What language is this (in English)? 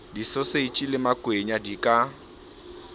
Southern Sotho